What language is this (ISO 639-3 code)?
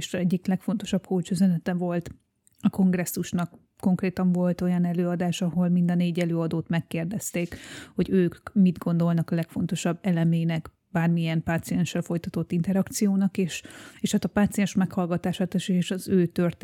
hun